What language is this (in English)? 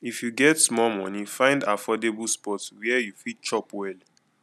Nigerian Pidgin